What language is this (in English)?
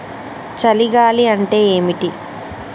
Telugu